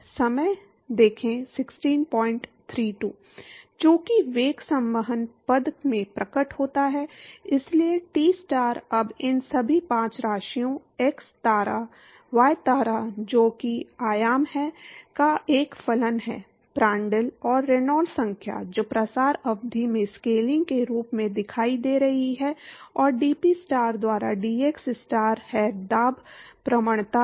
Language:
Hindi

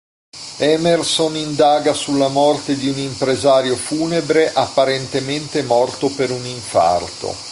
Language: Italian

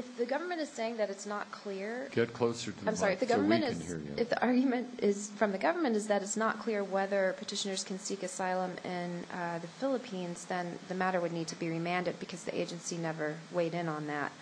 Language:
English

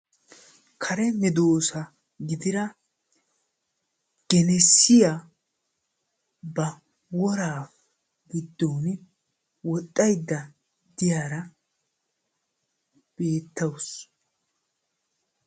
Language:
Wolaytta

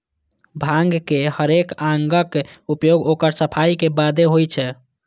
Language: Maithili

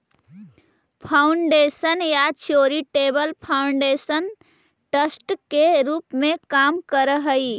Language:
Magahi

